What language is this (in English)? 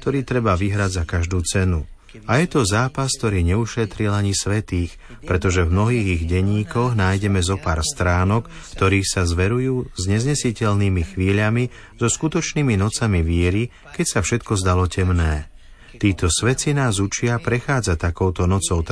Slovak